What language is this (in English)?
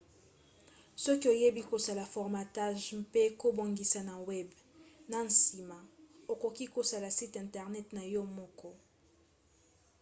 Lingala